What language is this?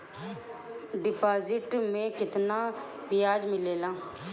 Bhojpuri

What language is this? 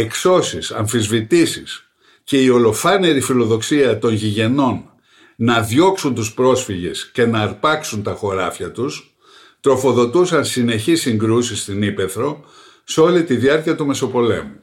Greek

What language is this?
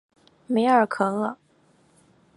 Chinese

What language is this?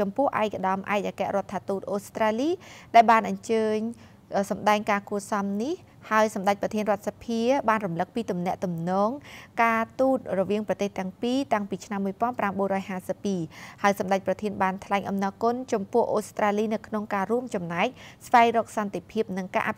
Thai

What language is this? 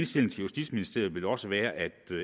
Danish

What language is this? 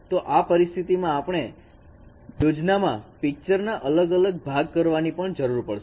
Gujarati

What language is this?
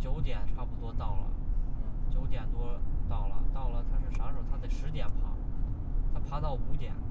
Chinese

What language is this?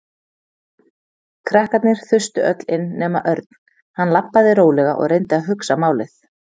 Icelandic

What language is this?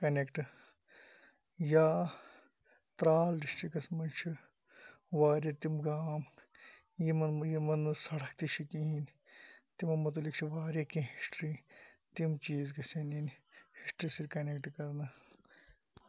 Kashmiri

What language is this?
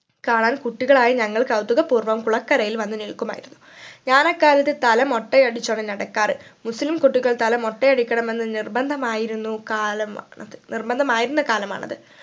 Malayalam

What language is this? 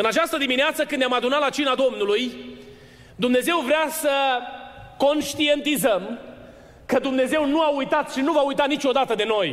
Romanian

